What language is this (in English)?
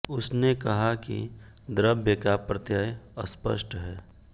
Hindi